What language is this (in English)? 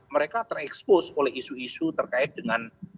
Indonesian